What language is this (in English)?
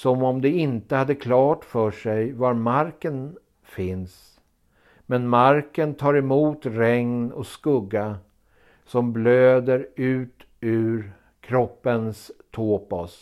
Swedish